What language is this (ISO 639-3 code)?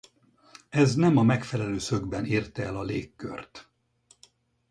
hun